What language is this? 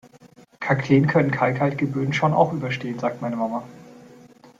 German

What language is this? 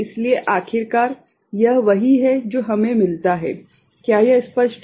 Hindi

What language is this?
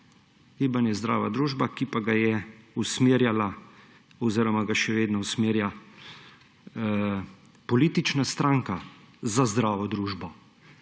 Slovenian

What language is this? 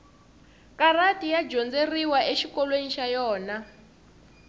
Tsonga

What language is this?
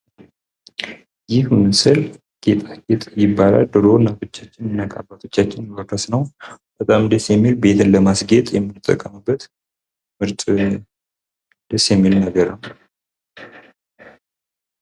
Amharic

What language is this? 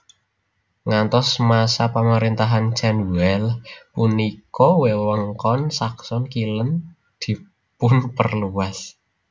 Javanese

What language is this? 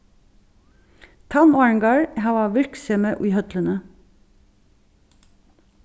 Faroese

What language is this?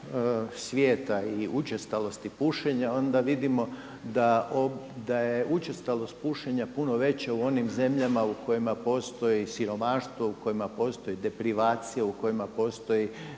Croatian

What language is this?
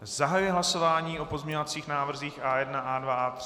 Czech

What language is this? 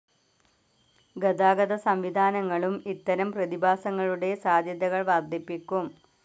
Malayalam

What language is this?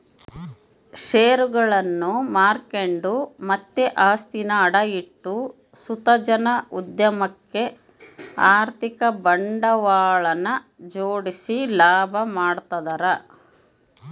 Kannada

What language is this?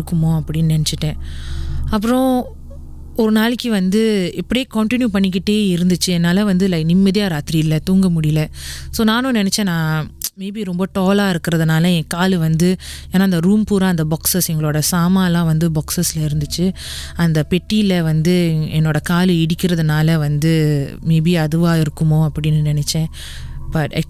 Tamil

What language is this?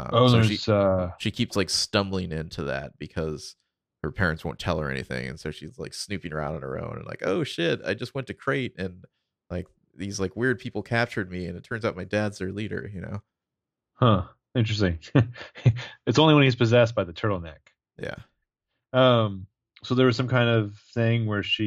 English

